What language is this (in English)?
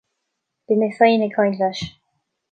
Irish